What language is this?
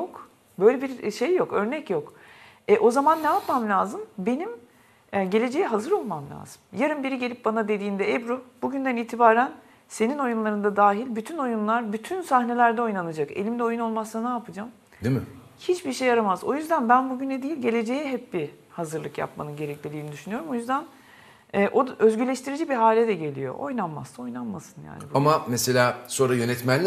Turkish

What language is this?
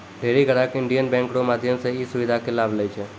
Maithili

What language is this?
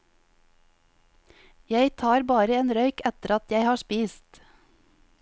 Norwegian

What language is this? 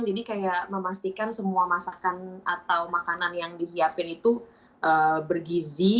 Indonesian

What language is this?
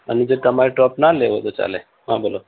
Gujarati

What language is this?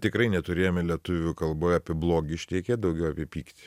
Lithuanian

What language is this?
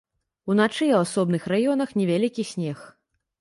Belarusian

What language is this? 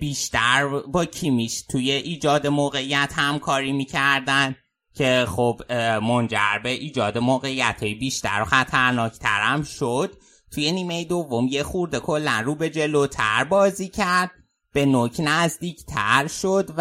Persian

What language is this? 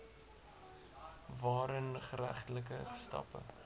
Afrikaans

